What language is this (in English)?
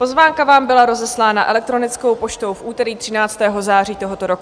Czech